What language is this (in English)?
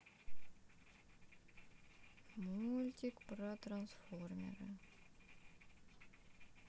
Russian